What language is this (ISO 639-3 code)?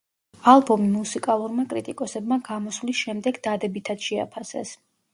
kat